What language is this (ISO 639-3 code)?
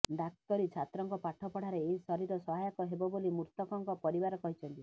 ori